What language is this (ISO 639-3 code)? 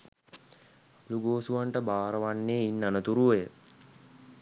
sin